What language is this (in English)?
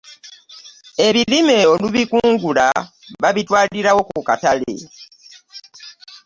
Ganda